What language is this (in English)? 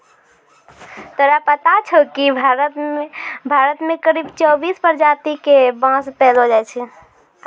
Maithili